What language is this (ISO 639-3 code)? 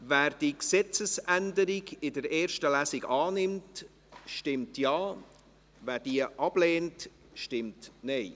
gsw